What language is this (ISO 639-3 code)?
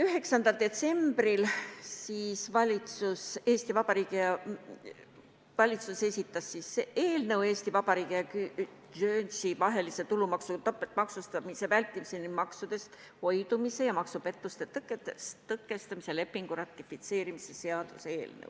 est